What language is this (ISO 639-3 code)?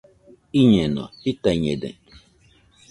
hux